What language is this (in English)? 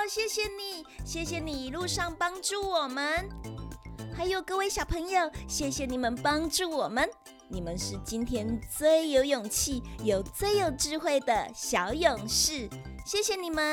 Chinese